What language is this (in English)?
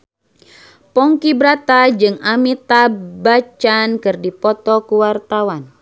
Sundanese